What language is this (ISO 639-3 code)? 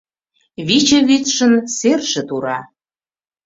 chm